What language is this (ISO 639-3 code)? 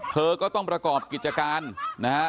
tha